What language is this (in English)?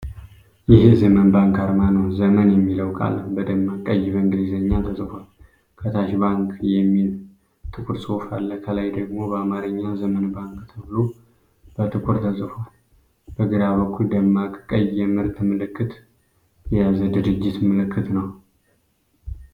Amharic